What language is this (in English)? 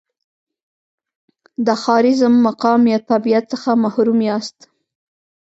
Pashto